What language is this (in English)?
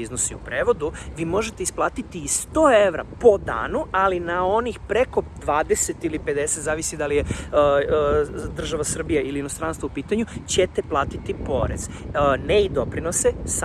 Serbian